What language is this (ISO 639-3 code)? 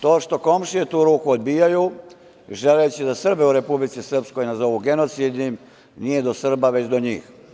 srp